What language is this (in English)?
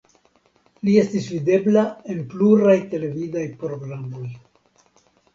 Esperanto